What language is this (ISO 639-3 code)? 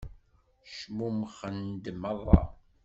kab